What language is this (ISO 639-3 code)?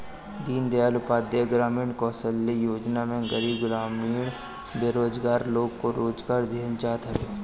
bho